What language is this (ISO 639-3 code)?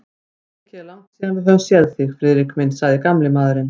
isl